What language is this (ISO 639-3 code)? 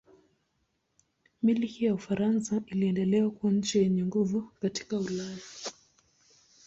swa